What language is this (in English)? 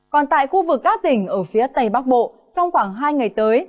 Vietnamese